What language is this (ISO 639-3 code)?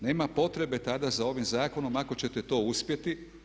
hrv